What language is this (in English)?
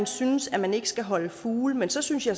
Danish